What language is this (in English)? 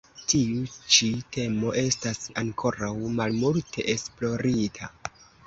Esperanto